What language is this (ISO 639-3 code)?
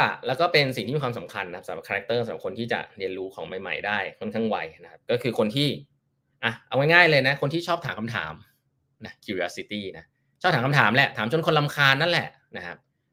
tha